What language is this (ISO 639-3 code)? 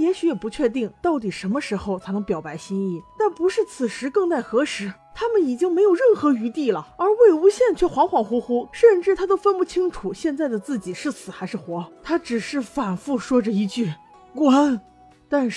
zho